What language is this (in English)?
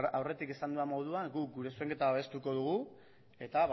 Basque